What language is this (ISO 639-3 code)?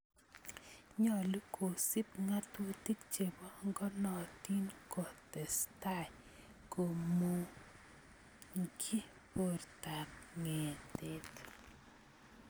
kln